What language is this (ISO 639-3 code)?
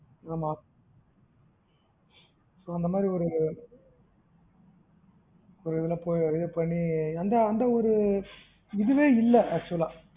tam